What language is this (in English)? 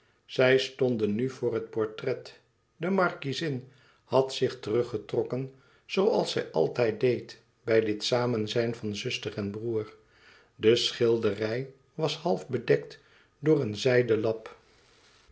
Dutch